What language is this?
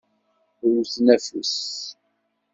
Kabyle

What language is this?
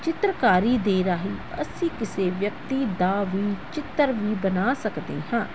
Punjabi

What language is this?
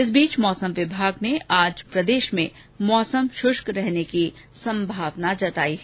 Hindi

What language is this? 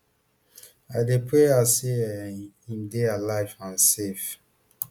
Nigerian Pidgin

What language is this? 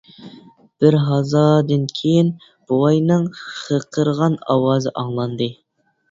Uyghur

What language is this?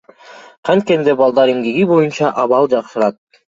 Kyrgyz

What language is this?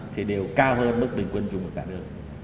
Vietnamese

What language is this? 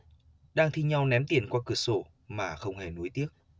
Vietnamese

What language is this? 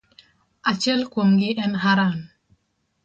Luo (Kenya and Tanzania)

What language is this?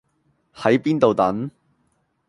Cantonese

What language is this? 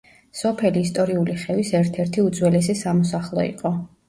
Georgian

